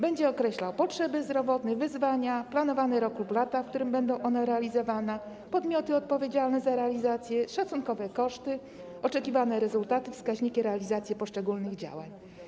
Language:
Polish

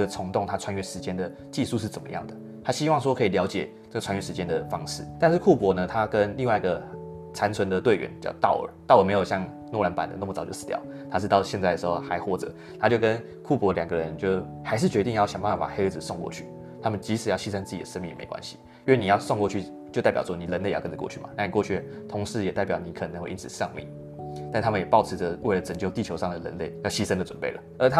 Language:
Chinese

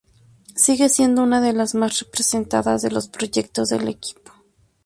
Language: Spanish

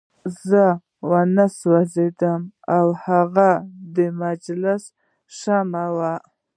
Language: Pashto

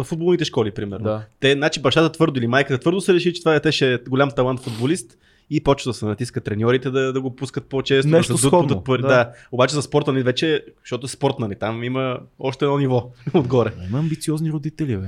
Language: Bulgarian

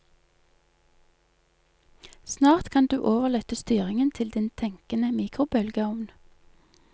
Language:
Norwegian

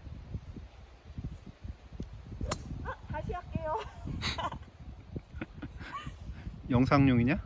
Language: Korean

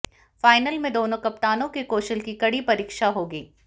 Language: Hindi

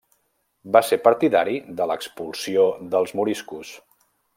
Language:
Catalan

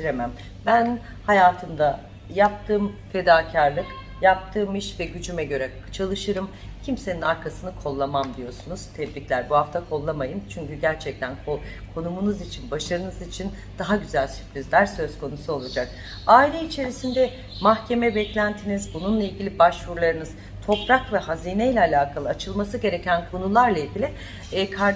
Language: Turkish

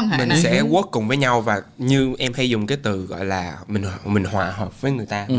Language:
Vietnamese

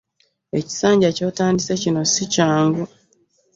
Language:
Ganda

